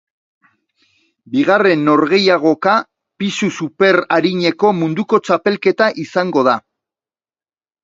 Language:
Basque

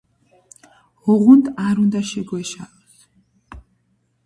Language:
Georgian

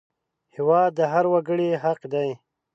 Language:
Pashto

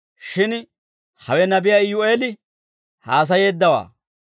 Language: Dawro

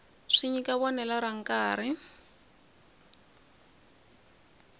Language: Tsonga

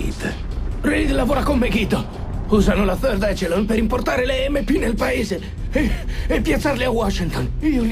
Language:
Italian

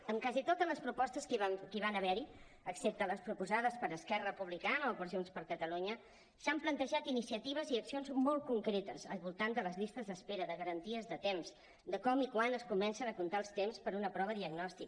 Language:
Catalan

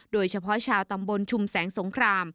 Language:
Thai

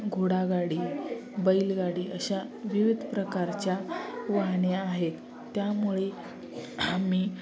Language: Marathi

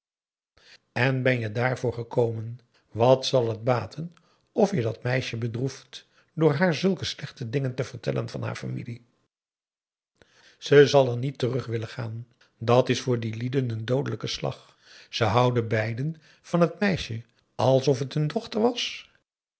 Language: Dutch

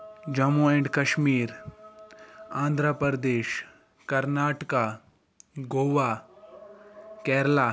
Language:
Kashmiri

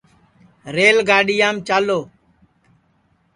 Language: Sansi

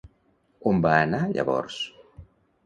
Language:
Catalan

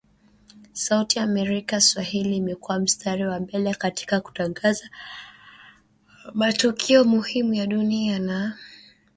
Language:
Swahili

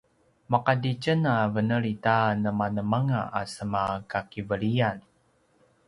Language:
Paiwan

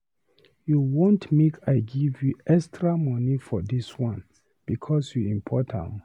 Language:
Nigerian Pidgin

